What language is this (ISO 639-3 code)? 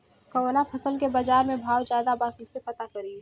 bho